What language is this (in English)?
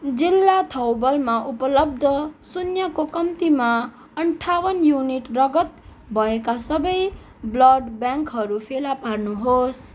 Nepali